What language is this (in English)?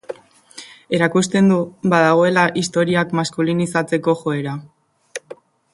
Basque